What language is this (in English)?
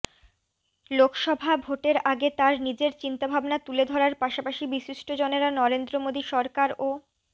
Bangla